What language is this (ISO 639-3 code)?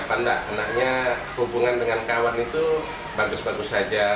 ind